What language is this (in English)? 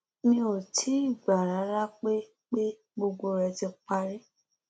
Yoruba